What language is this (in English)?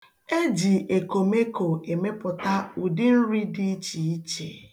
Igbo